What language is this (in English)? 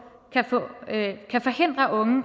Danish